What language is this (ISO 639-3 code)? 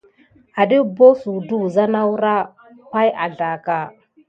gid